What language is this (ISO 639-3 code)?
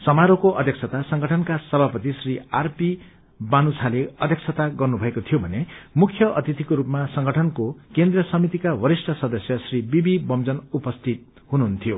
nep